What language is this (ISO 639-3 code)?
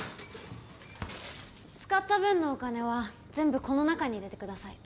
jpn